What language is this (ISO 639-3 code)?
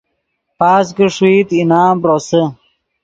ydg